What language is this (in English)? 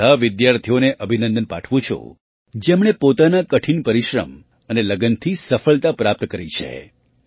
Gujarati